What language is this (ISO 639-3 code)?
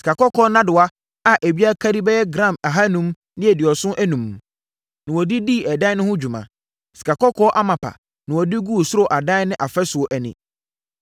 aka